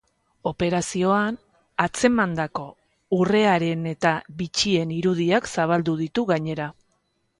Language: Basque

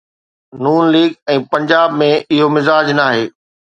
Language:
Sindhi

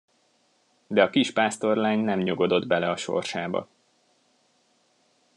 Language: Hungarian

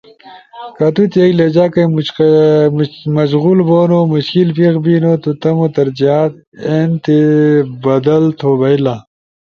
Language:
Ushojo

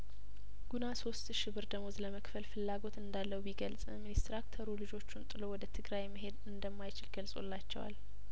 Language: Amharic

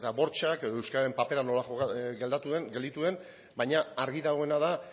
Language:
Basque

